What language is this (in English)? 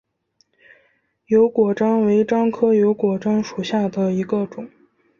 Chinese